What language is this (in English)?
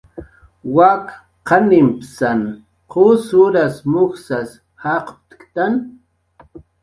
Jaqaru